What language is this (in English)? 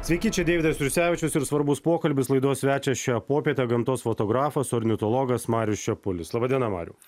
Lithuanian